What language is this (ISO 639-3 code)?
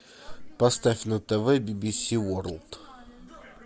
rus